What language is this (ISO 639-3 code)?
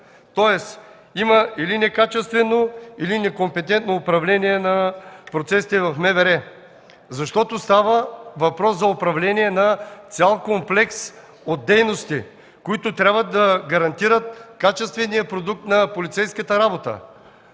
bul